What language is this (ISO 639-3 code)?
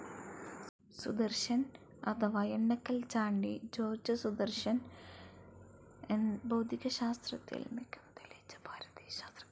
mal